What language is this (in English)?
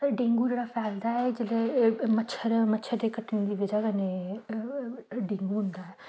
Dogri